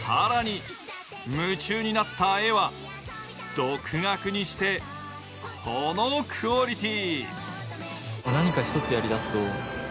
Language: Japanese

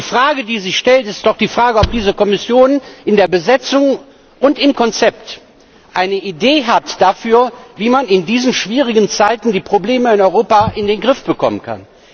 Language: German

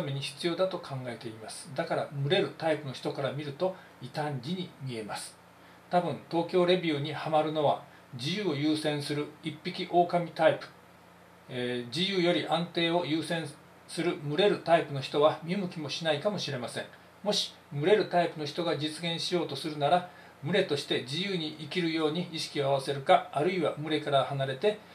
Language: Japanese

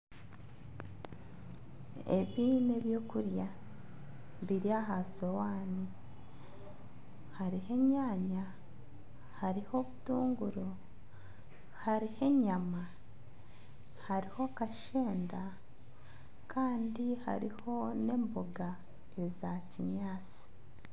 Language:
Nyankole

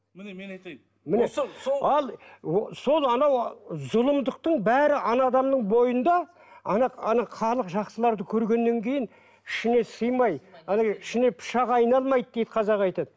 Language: Kazakh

